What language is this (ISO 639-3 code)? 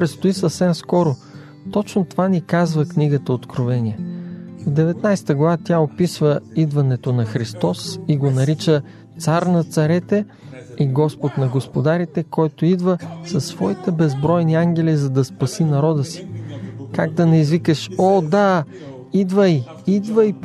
bul